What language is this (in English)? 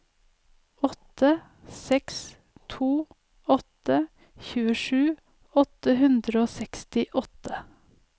Norwegian